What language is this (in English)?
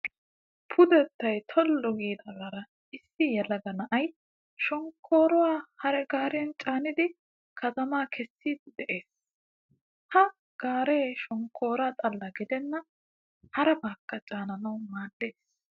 Wolaytta